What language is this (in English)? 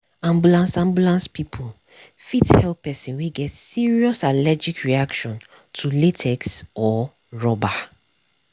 Nigerian Pidgin